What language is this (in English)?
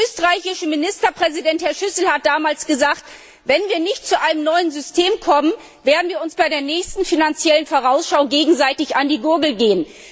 German